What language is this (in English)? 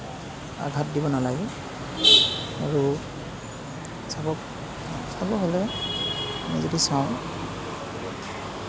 Assamese